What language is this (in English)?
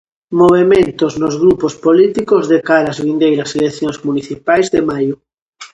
Galician